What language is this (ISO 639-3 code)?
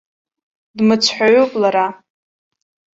abk